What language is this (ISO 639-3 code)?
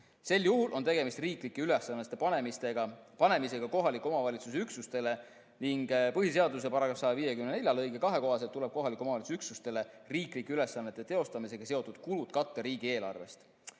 est